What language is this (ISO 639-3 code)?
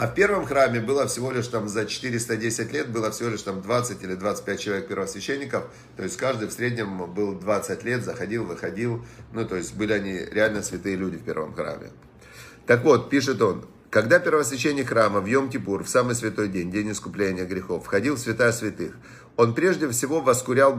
rus